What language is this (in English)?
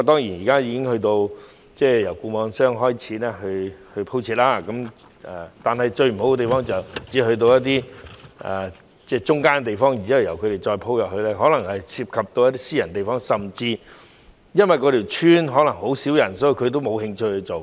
Cantonese